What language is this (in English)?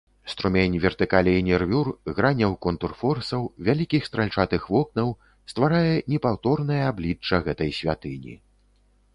Belarusian